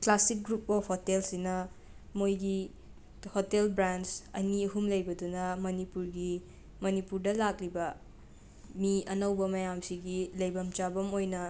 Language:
Manipuri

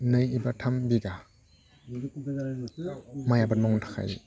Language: Bodo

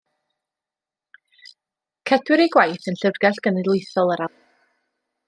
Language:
Welsh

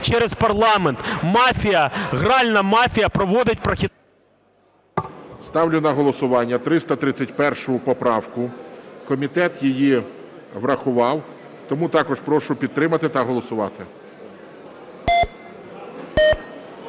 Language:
Ukrainian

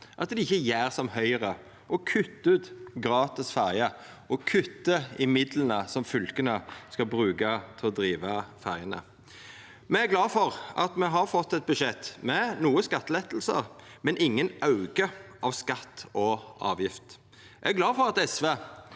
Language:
Norwegian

